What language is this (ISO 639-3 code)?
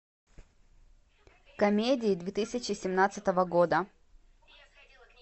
rus